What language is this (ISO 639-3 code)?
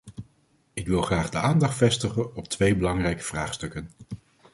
nld